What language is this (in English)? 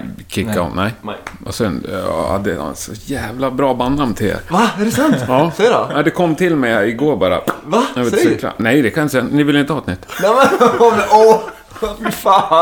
Swedish